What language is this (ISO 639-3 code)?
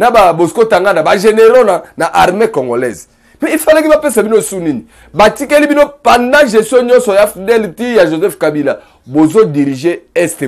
fra